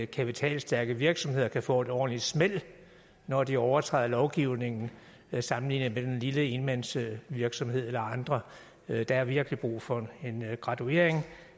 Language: Danish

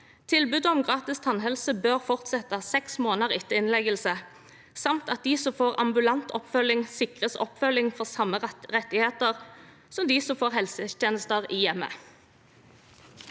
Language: Norwegian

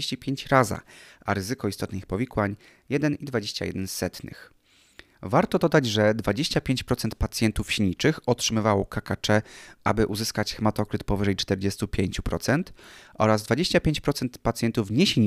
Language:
Polish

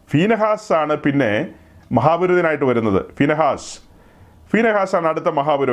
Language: Malayalam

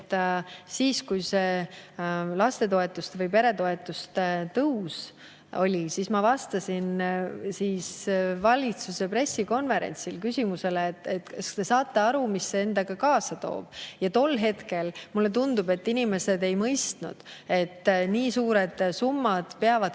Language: Estonian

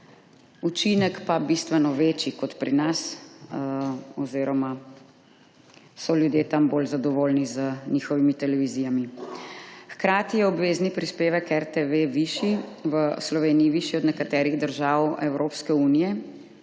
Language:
Slovenian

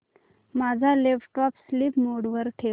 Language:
Marathi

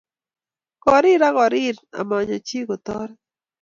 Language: Kalenjin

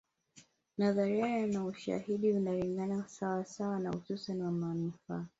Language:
Swahili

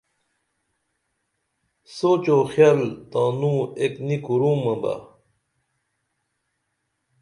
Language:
Dameli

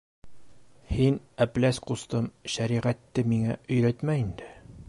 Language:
Bashkir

